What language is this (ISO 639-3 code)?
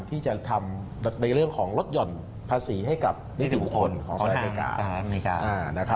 tha